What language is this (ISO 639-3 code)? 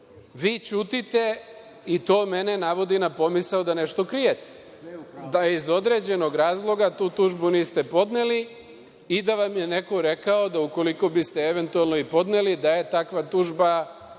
srp